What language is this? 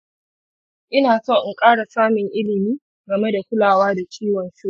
Hausa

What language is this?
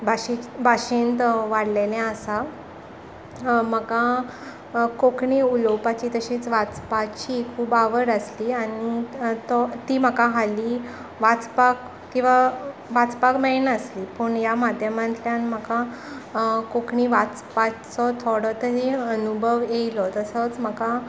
Konkani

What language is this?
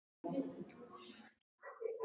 Icelandic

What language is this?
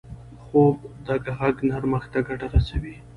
Pashto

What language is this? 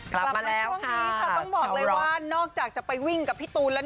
Thai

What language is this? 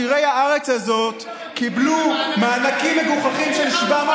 Hebrew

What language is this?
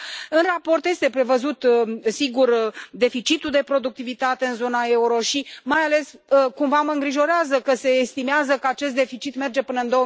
Romanian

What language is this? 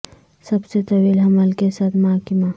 Urdu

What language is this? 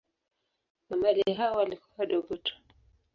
Swahili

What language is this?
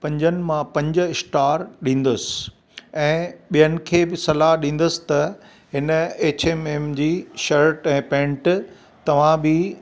Sindhi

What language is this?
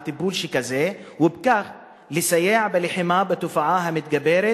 Hebrew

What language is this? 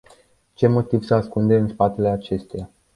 Romanian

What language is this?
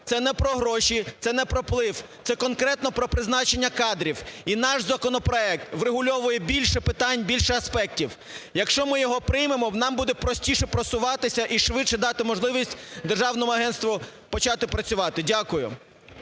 Ukrainian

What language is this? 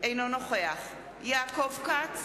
Hebrew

